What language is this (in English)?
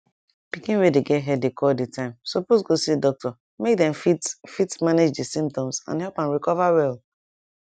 Nigerian Pidgin